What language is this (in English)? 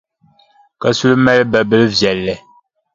Dagbani